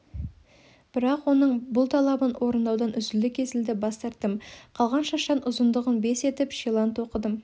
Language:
Kazakh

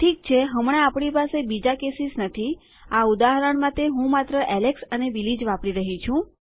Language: Gujarati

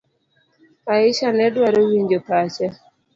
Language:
Luo (Kenya and Tanzania)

